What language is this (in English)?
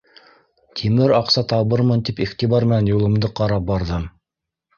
Bashkir